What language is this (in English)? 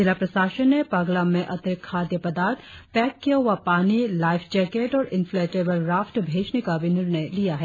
Hindi